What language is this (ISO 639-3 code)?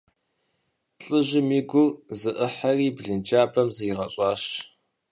kbd